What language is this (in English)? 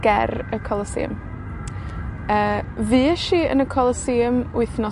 Welsh